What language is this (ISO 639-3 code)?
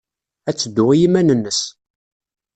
kab